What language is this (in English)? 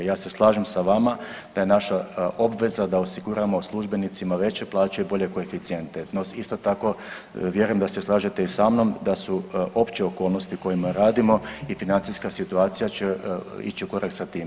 Croatian